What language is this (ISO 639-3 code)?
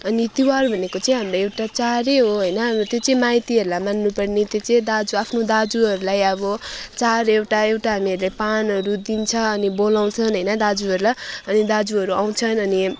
nep